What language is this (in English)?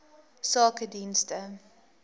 Afrikaans